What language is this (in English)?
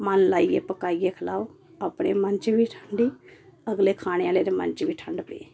Dogri